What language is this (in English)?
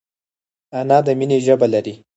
Pashto